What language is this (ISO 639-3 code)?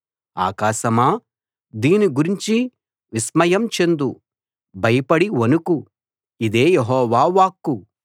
tel